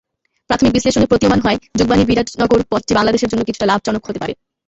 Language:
Bangla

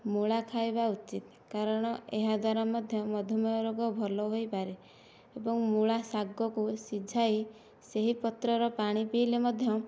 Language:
Odia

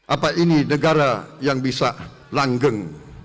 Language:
Indonesian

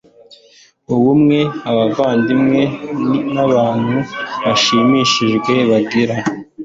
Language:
Kinyarwanda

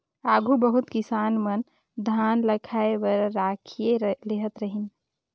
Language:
Chhattisgarhi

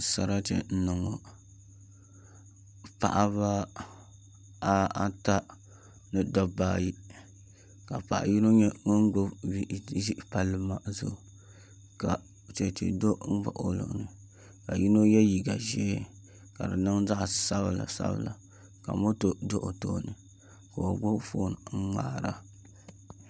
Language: Dagbani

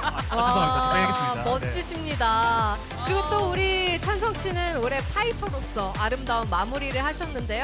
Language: Korean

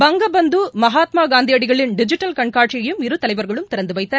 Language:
Tamil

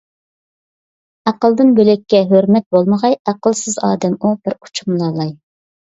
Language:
Uyghur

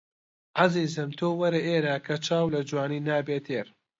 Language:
Central Kurdish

